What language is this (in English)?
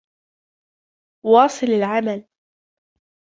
Arabic